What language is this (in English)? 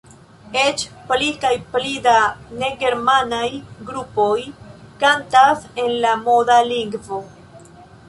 Esperanto